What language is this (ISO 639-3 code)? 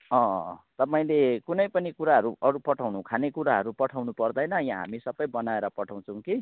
nep